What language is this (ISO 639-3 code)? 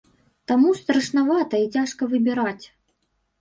bel